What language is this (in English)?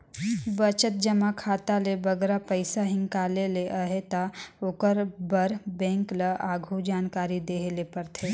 Chhattisgarhi